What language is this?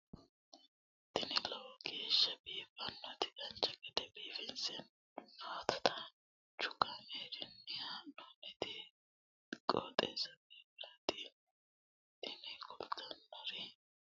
Sidamo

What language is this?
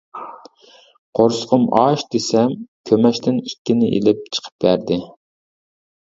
Uyghur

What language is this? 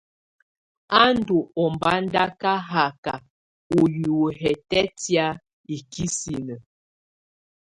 Tunen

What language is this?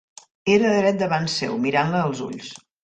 Catalan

